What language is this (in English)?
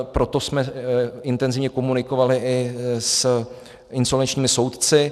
Czech